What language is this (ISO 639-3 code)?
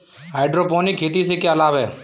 hin